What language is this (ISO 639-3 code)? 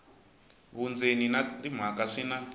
tso